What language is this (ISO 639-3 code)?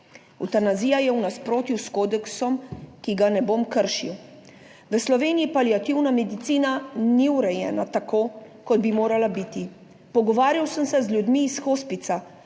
slv